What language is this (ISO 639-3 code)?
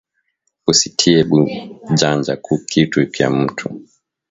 swa